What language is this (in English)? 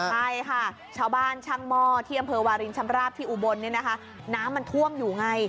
Thai